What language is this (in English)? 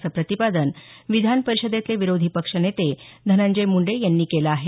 Marathi